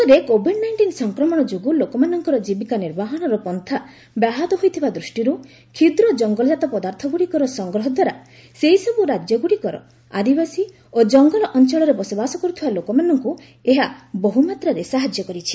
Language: Odia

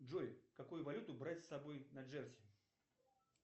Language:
Russian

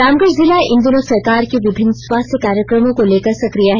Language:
Hindi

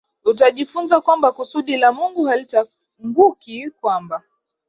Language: Swahili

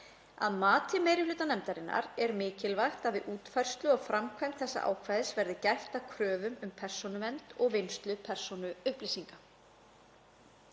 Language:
Icelandic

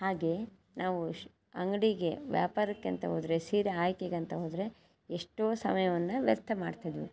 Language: Kannada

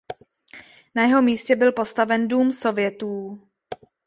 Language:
Czech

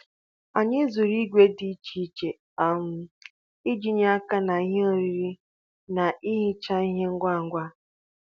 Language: Igbo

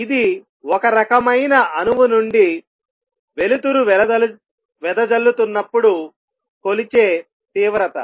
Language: Telugu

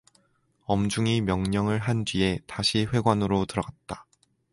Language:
Korean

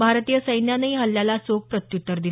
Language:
Marathi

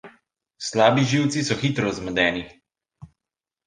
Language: Slovenian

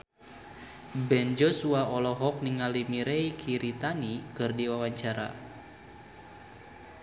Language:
Sundanese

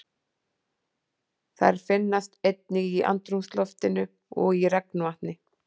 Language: Icelandic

